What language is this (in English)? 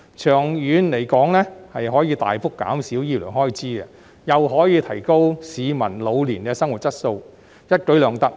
Cantonese